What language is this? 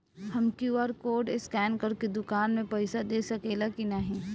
Bhojpuri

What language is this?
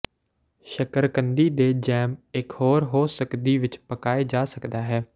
Punjabi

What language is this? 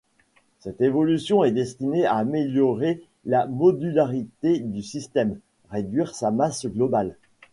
French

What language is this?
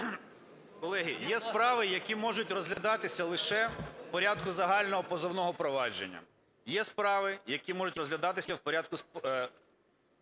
Ukrainian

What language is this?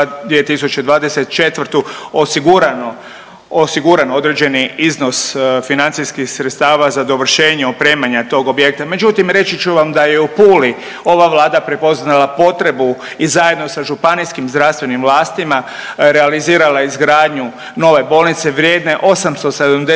Croatian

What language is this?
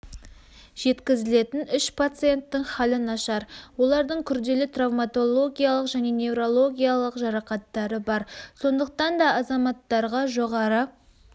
Kazakh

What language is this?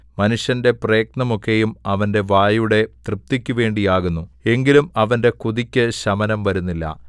Malayalam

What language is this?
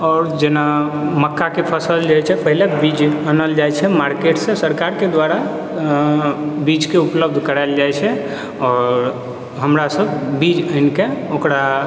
Maithili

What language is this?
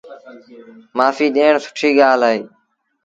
Sindhi Bhil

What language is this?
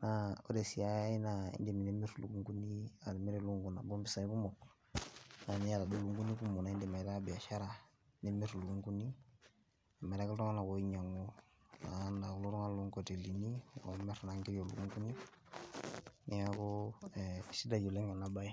Masai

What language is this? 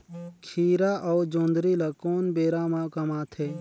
Chhattisgarhi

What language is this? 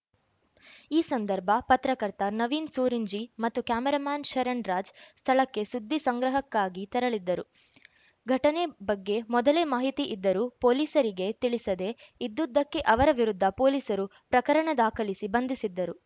Kannada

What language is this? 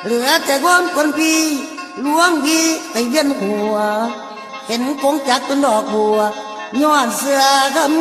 Thai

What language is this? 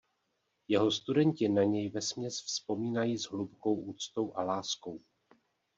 Czech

